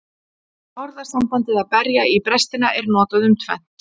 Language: Icelandic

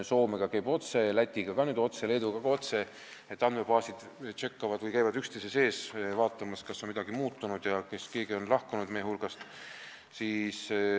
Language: Estonian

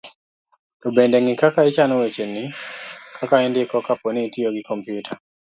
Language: Luo (Kenya and Tanzania)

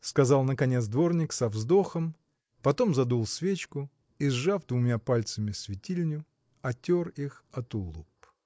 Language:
Russian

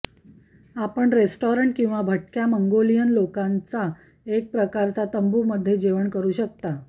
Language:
Marathi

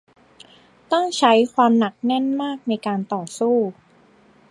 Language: Thai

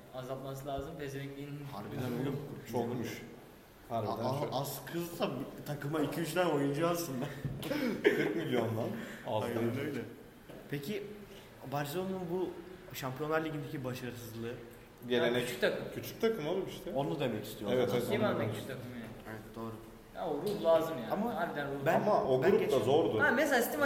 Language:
Turkish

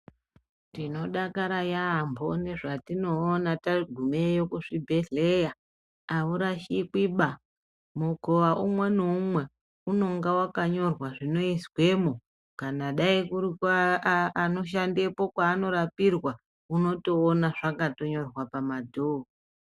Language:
Ndau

